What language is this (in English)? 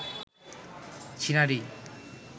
Bangla